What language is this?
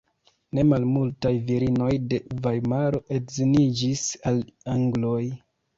Esperanto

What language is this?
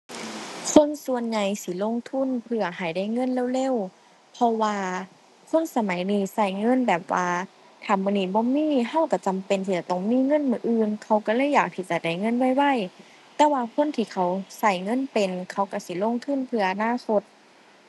Thai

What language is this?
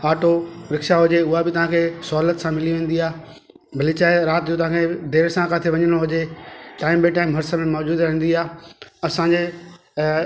Sindhi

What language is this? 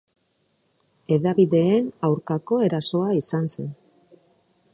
Basque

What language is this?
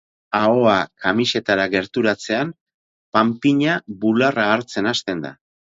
Basque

